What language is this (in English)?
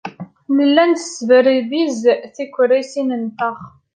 Kabyle